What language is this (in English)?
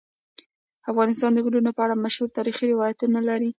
Pashto